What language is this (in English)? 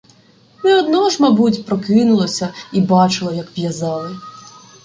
Ukrainian